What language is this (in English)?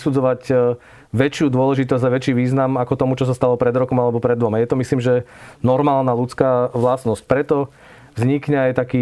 Slovak